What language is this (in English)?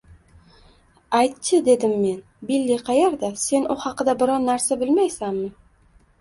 Uzbek